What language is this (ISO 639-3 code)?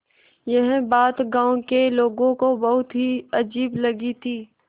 hin